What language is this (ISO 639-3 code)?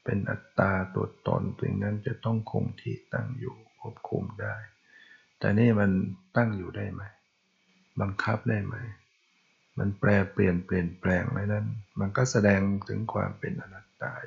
tha